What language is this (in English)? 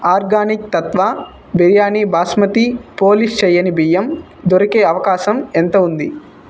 Telugu